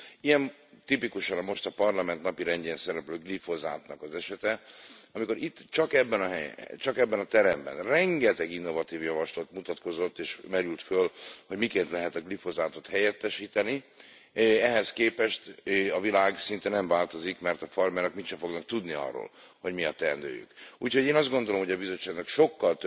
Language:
Hungarian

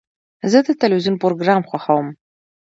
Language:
Pashto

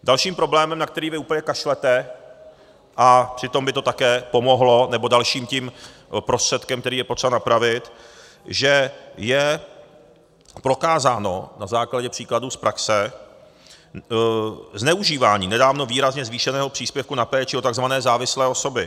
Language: Czech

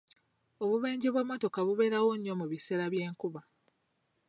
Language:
Ganda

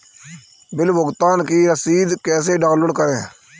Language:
Hindi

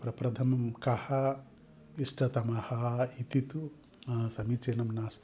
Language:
Sanskrit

